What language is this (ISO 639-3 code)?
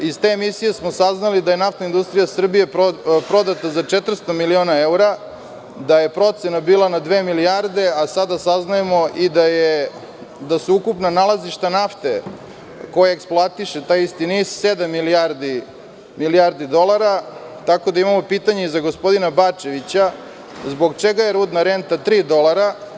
srp